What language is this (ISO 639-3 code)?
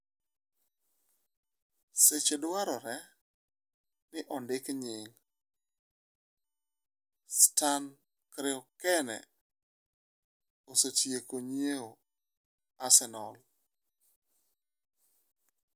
luo